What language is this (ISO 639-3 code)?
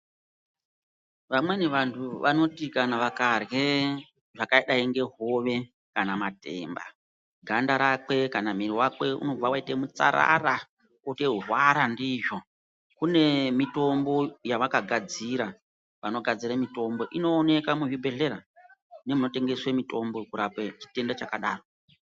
ndc